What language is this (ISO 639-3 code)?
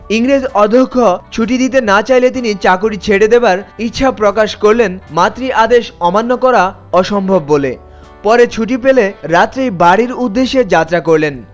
ben